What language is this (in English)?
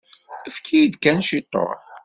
Kabyle